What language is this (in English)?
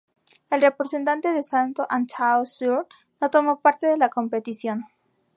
Spanish